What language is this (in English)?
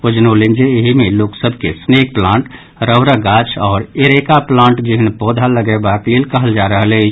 Maithili